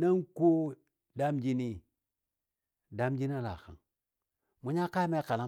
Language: Dadiya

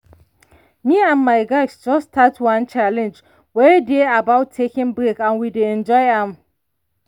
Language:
Nigerian Pidgin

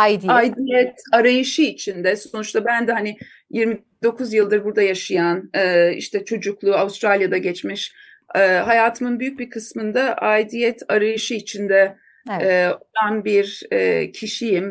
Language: Turkish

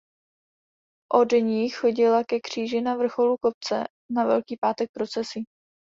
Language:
Czech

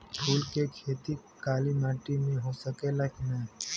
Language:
Bhojpuri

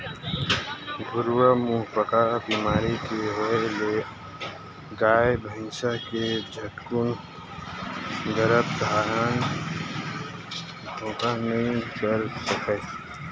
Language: Chhattisgarhi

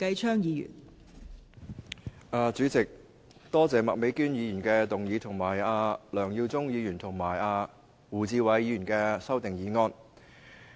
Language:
Cantonese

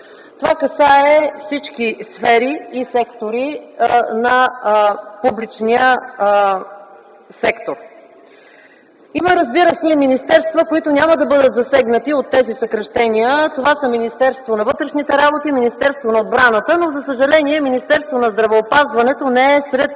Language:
Bulgarian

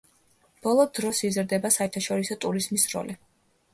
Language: Georgian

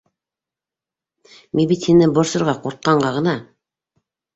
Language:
Bashkir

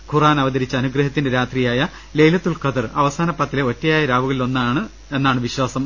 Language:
Malayalam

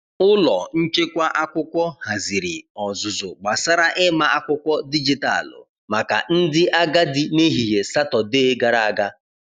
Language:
Igbo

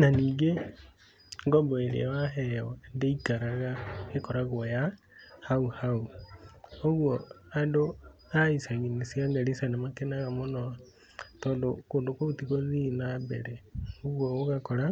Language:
Kikuyu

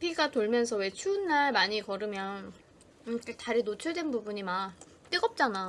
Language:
Korean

